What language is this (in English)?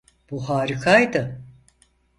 Turkish